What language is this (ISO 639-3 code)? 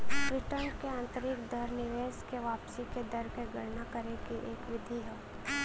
bho